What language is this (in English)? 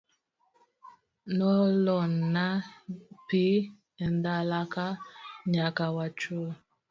Luo (Kenya and Tanzania)